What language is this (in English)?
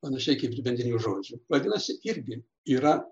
Lithuanian